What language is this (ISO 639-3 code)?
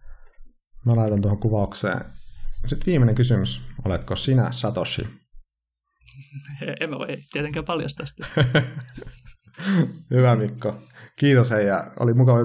fin